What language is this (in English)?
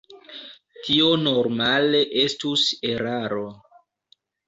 Esperanto